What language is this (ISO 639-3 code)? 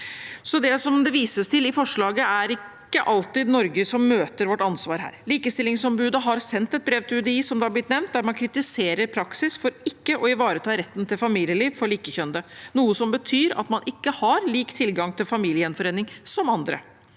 nor